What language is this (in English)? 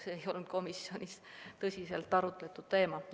Estonian